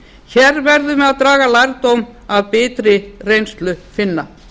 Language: Icelandic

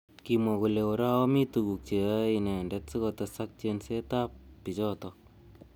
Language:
Kalenjin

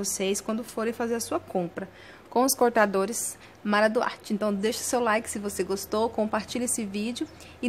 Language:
Portuguese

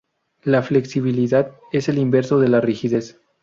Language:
Spanish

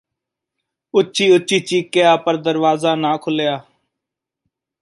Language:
Punjabi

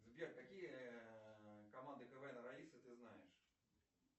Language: Russian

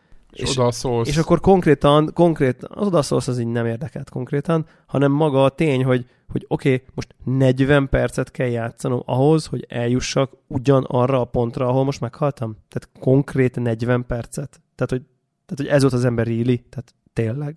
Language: Hungarian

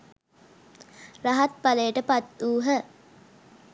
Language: Sinhala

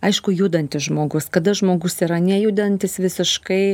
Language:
Lithuanian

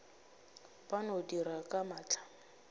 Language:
Northern Sotho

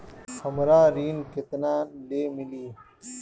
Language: Bhojpuri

